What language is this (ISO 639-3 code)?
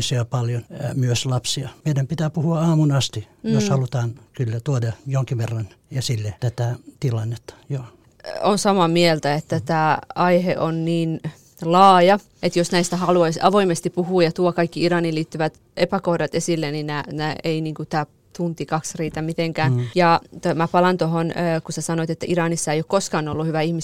fin